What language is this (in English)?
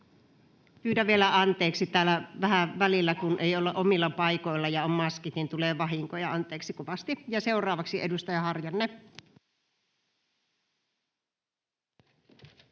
Finnish